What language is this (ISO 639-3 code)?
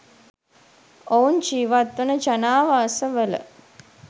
sin